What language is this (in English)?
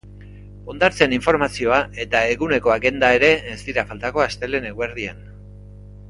Basque